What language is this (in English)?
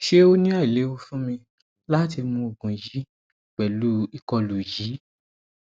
Yoruba